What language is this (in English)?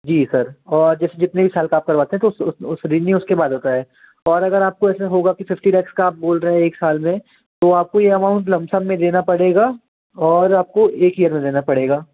Hindi